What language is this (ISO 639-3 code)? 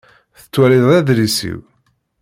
kab